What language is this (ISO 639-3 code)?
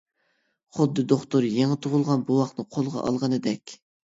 uig